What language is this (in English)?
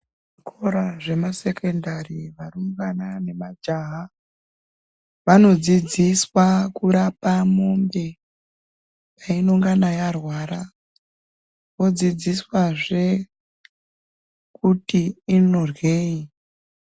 Ndau